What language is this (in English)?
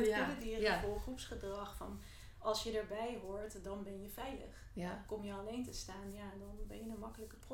Dutch